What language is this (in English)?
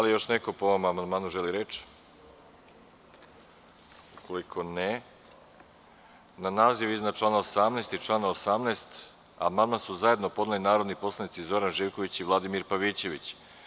Serbian